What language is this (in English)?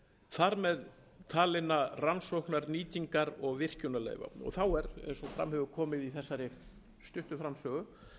Icelandic